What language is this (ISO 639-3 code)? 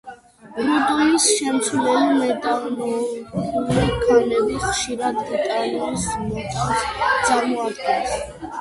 kat